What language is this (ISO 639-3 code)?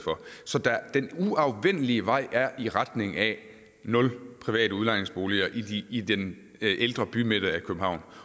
dan